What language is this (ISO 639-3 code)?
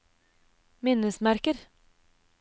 nor